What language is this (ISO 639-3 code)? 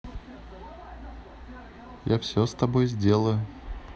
rus